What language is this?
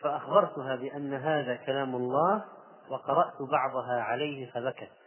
Arabic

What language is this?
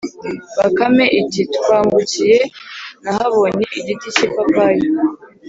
Kinyarwanda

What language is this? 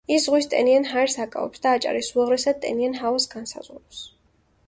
Georgian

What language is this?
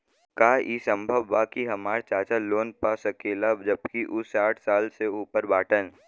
Bhojpuri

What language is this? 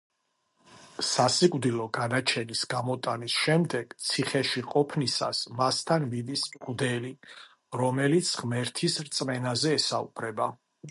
Georgian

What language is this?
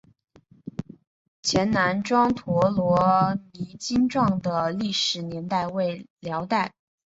Chinese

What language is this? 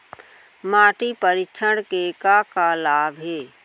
Chhattisgarhi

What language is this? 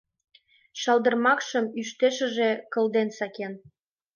Mari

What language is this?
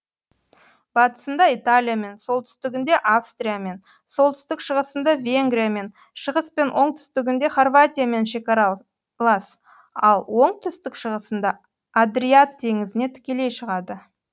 Kazakh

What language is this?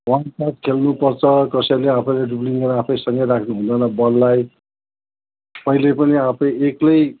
Nepali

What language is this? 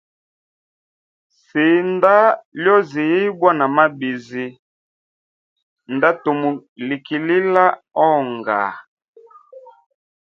Hemba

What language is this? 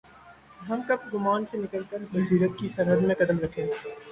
Urdu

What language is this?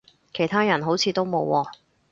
Cantonese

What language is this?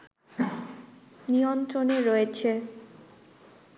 Bangla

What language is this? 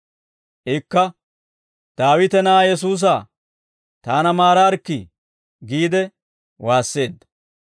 Dawro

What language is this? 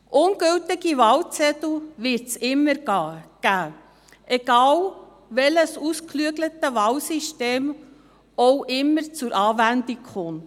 Swiss German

